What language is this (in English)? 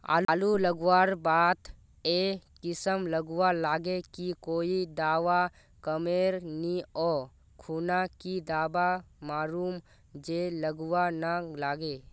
Magahi